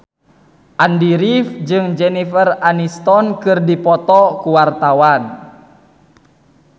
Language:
Sundanese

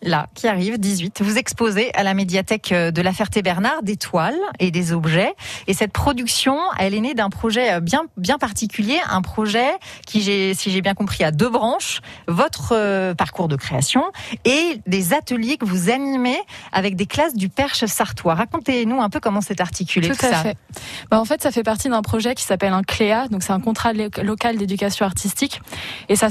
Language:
French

